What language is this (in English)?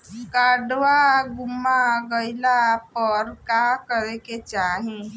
Bhojpuri